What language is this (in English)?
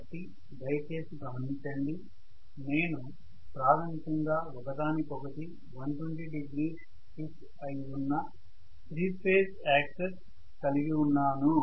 Telugu